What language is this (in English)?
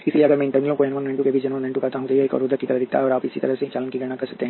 Hindi